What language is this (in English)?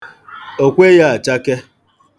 Igbo